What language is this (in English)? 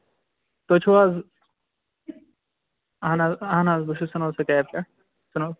Kashmiri